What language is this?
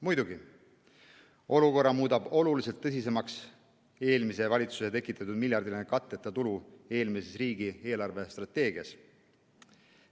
Estonian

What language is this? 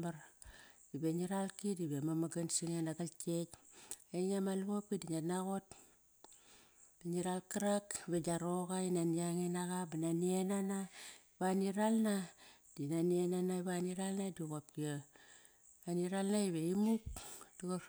Kairak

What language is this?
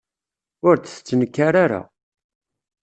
Kabyle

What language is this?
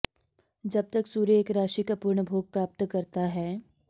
Sanskrit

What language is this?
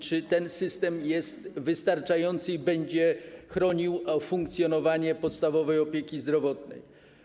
Polish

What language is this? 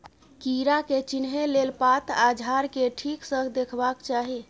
Maithili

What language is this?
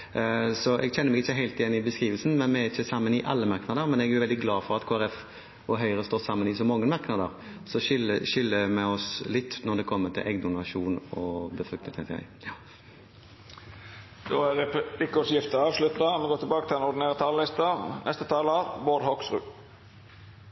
Norwegian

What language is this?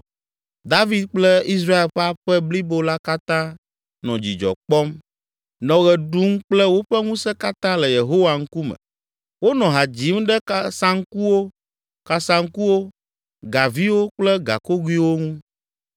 Ewe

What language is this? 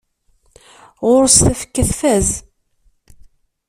Kabyle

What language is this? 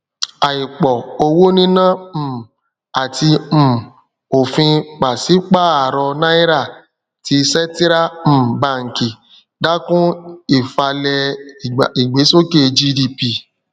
Yoruba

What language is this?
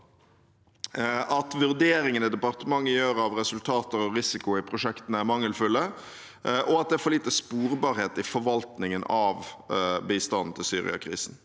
Norwegian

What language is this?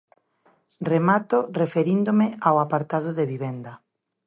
Galician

